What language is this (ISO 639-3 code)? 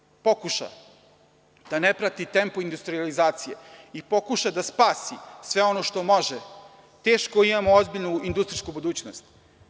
srp